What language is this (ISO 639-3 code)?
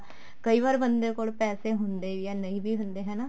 pan